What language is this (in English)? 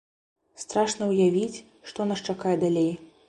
Belarusian